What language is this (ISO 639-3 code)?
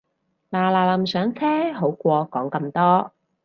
yue